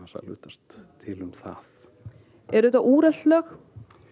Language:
Icelandic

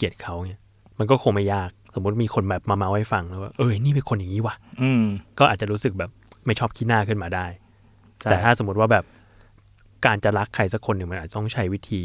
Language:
Thai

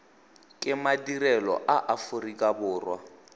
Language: Tswana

